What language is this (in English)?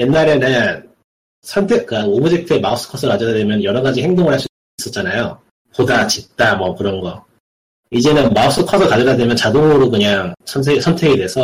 Korean